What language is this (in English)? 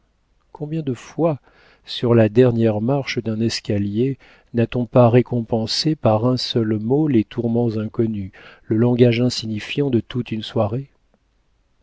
French